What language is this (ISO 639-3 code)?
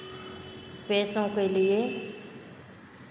hin